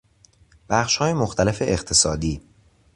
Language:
Persian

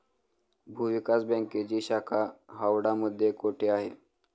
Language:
Marathi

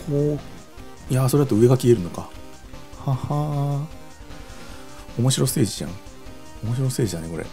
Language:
Japanese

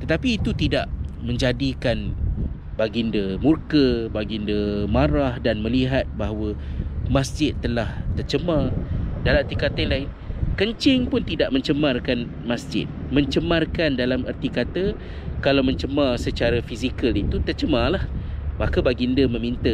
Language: Malay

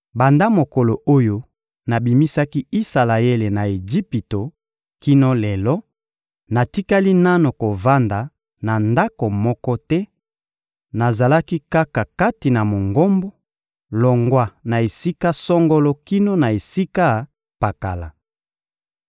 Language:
Lingala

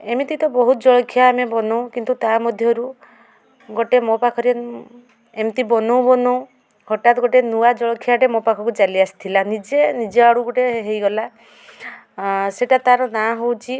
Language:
Odia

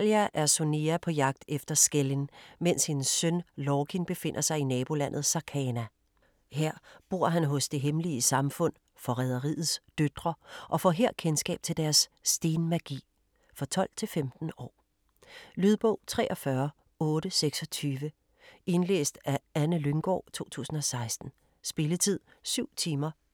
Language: Danish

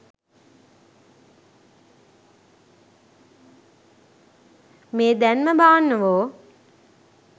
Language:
Sinhala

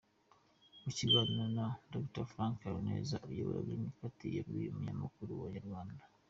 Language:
Kinyarwanda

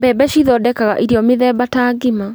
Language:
Kikuyu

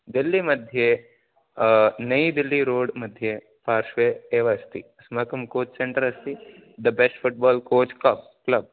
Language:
Sanskrit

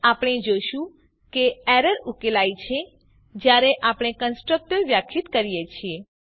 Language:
Gujarati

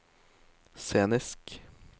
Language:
Norwegian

